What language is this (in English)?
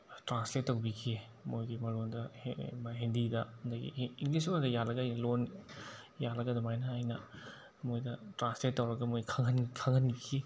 Manipuri